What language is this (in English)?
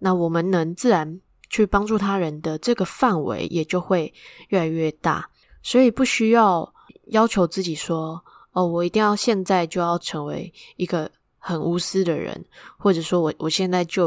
Chinese